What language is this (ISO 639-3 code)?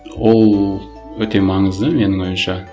kaz